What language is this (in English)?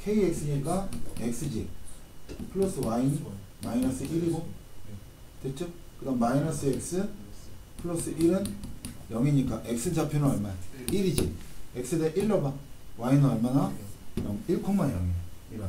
Korean